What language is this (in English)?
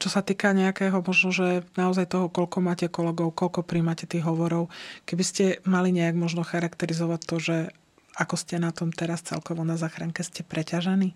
Slovak